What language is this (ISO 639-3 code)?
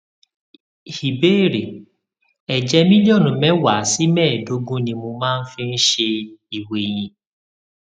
yor